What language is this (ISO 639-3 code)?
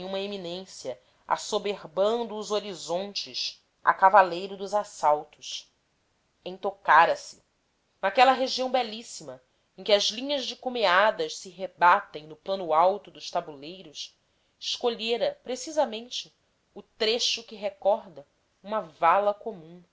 por